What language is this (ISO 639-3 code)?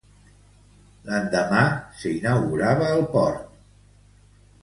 cat